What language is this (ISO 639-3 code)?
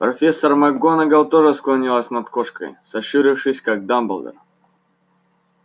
rus